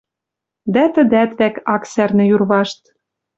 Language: Western Mari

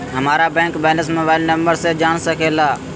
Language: Magahi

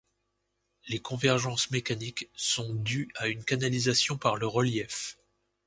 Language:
French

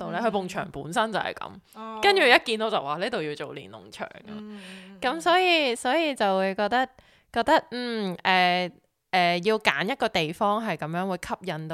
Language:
Chinese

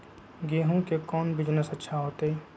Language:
Magahi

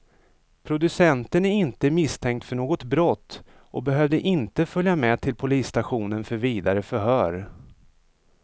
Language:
Swedish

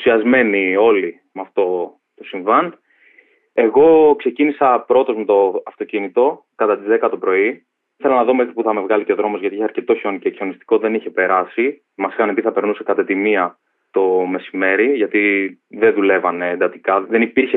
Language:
Greek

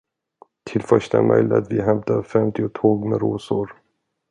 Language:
Swedish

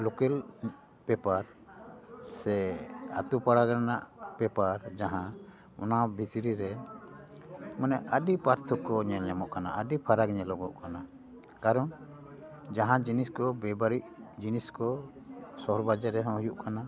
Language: Santali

